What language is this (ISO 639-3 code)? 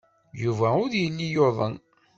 kab